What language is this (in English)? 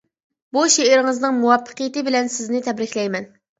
Uyghur